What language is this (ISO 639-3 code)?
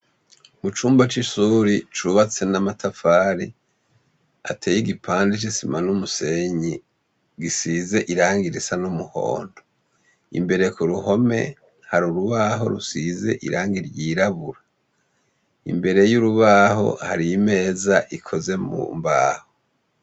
run